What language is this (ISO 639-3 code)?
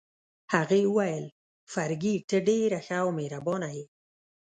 pus